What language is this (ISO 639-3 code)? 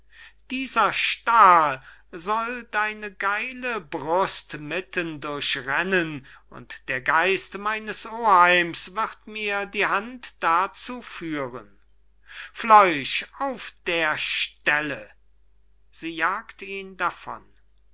deu